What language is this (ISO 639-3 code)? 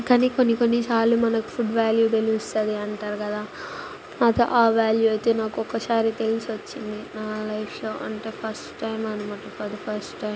tel